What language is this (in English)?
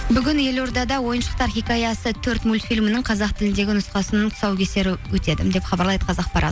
Kazakh